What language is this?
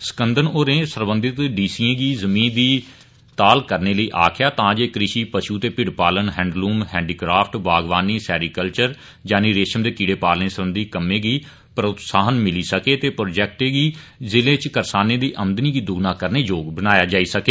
Dogri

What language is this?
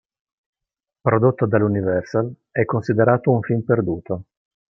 Italian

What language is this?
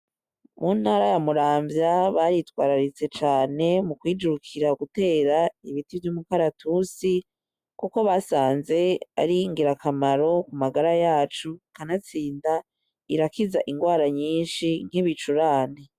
Rundi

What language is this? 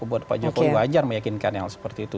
Indonesian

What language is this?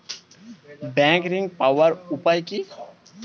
Bangla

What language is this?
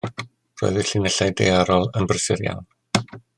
Welsh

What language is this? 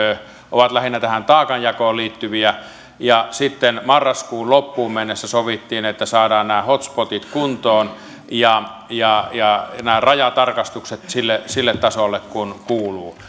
Finnish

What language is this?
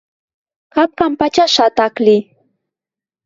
Western Mari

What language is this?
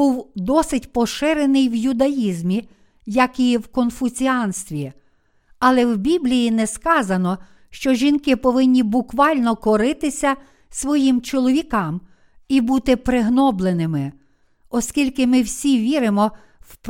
Ukrainian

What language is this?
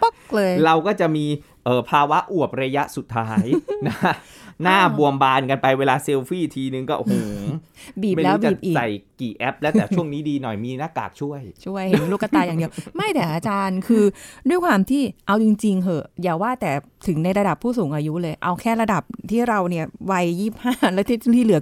Thai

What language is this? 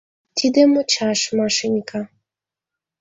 Mari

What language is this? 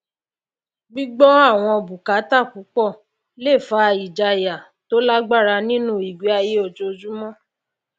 Yoruba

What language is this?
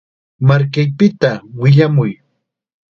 Chiquián Ancash Quechua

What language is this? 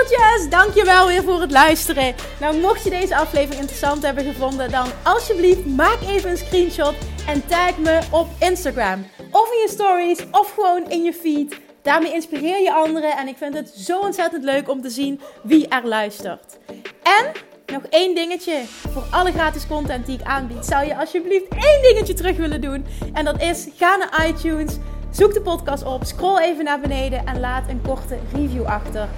Dutch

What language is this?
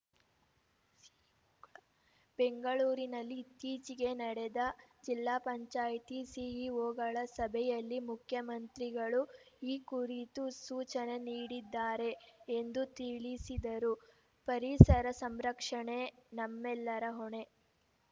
Kannada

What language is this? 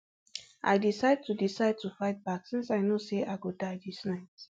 Nigerian Pidgin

